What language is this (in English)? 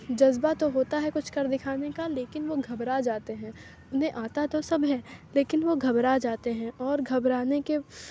Urdu